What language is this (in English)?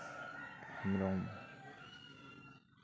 Santali